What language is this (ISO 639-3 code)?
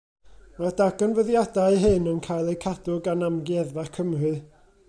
cym